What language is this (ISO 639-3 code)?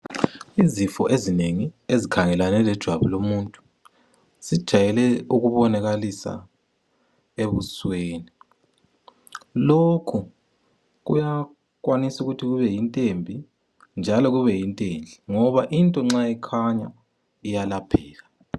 nde